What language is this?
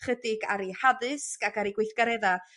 Welsh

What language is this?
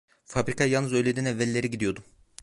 Turkish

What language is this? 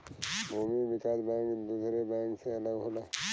Bhojpuri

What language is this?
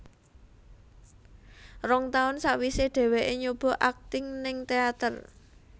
Javanese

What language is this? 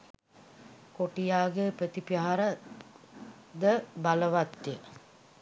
Sinhala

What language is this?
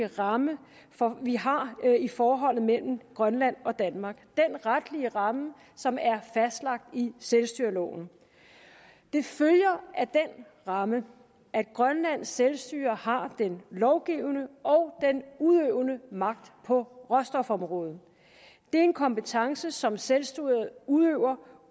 Danish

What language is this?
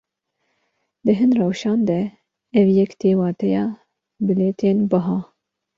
Kurdish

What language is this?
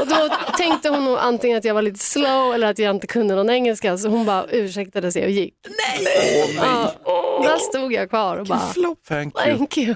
Swedish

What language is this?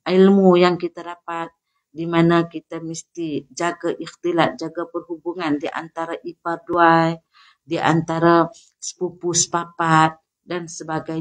Malay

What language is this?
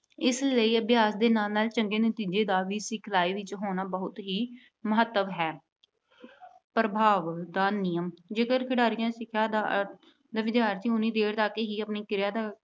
Punjabi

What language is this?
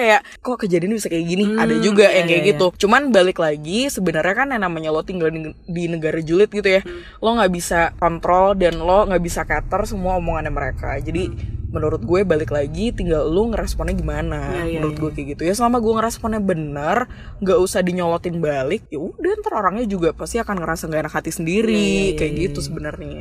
Indonesian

